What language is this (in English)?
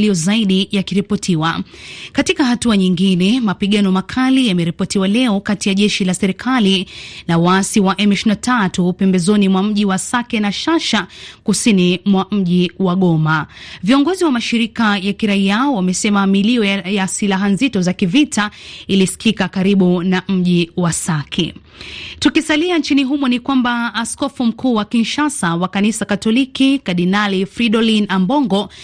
Swahili